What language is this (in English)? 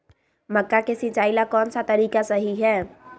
Magahi